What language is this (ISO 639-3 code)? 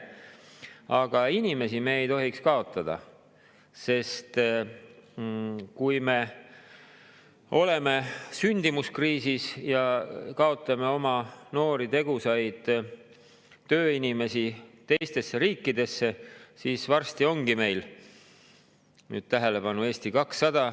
est